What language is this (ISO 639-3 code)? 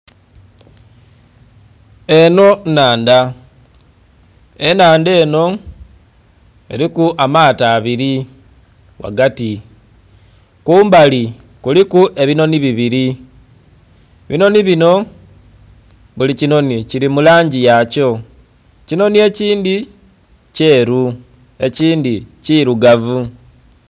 xog